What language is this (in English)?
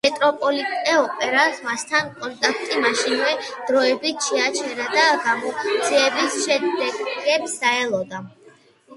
Georgian